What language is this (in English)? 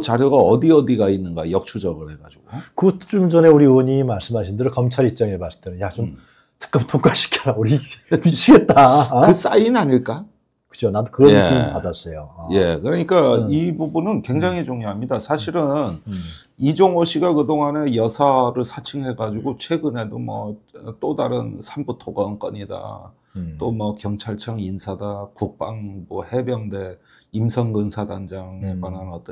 Korean